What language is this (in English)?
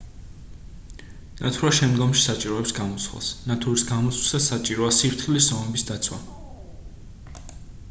Georgian